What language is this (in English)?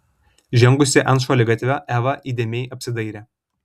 Lithuanian